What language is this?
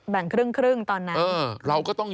Thai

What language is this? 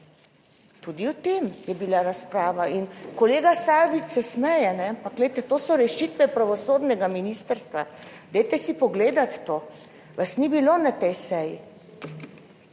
Slovenian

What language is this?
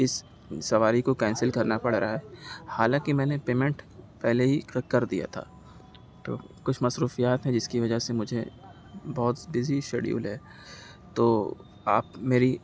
Urdu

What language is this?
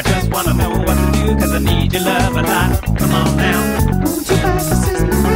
English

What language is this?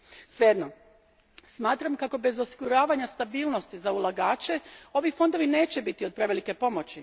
Croatian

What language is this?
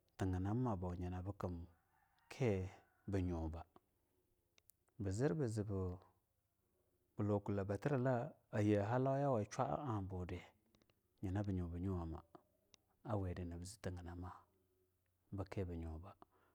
Longuda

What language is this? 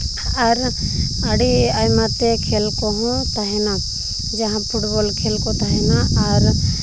Santali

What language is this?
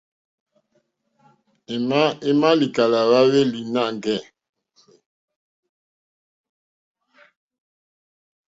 Mokpwe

